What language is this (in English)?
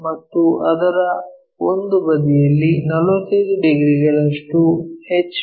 Kannada